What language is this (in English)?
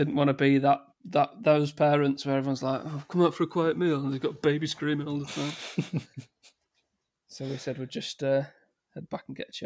English